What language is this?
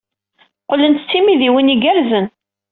Kabyle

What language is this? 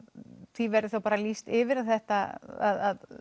Icelandic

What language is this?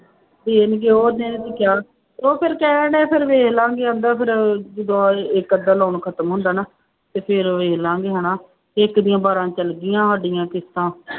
Punjabi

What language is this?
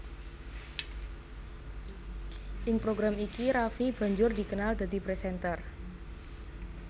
Javanese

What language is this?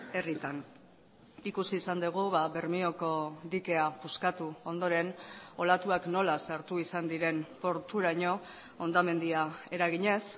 Basque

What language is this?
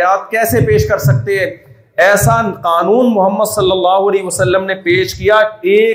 Urdu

